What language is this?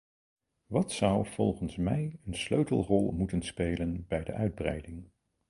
Dutch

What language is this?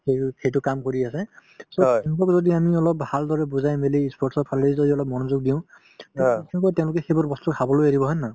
Assamese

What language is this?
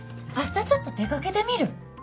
Japanese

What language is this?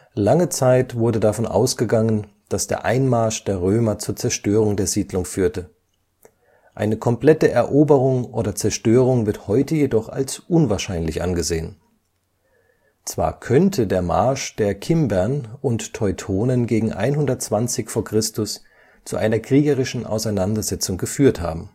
German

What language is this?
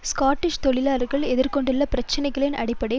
Tamil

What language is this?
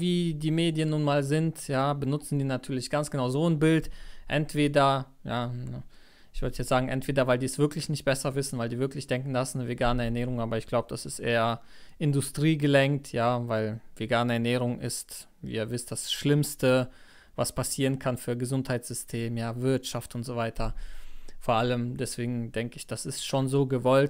German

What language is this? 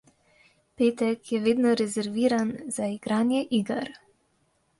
Slovenian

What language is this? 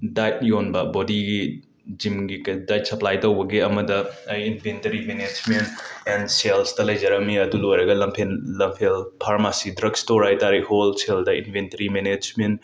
Manipuri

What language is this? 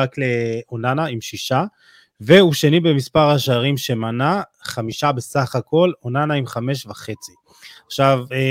Hebrew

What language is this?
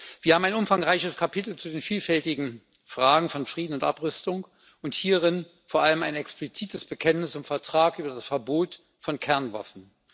German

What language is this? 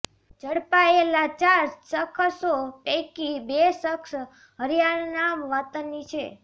Gujarati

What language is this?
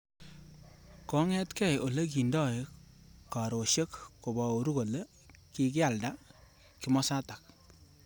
Kalenjin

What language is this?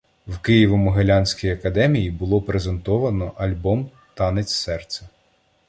Ukrainian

